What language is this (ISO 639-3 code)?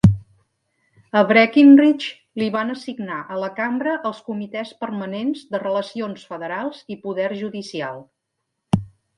cat